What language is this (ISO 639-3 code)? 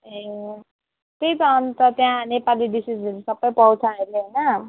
nep